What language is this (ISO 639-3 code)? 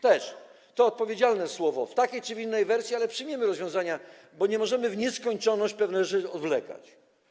pol